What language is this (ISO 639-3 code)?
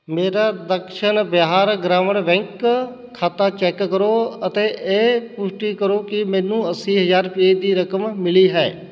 pan